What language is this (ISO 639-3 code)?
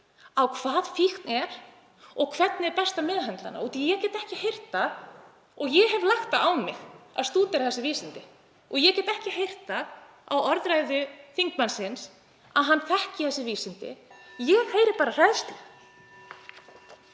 isl